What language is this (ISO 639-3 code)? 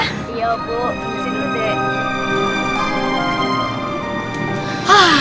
ind